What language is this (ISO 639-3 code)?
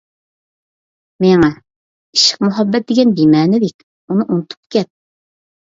uig